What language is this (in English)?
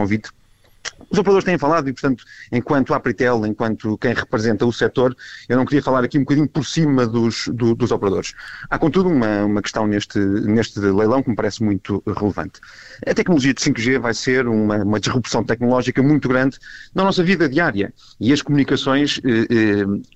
Portuguese